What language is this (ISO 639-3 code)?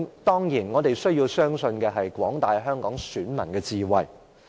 yue